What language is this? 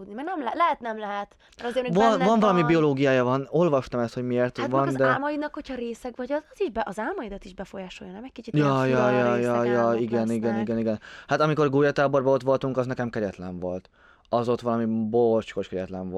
Hungarian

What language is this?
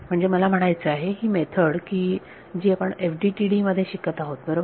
Marathi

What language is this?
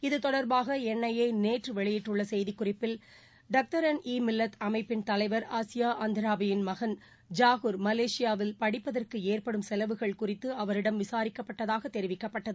Tamil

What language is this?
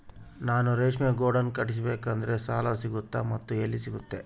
Kannada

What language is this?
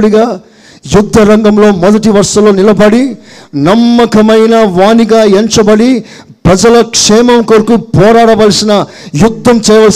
Telugu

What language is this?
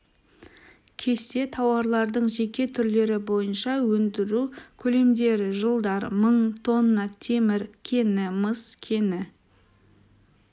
Kazakh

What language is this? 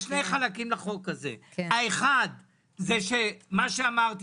Hebrew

